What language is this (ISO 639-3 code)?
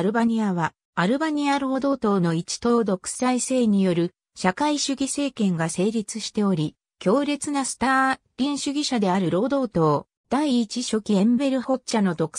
jpn